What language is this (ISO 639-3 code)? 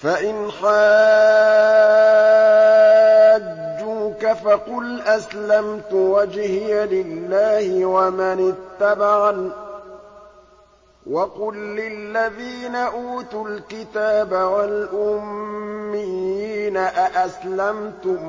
ara